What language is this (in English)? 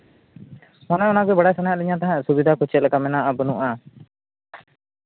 Santali